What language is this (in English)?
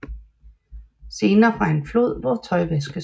Danish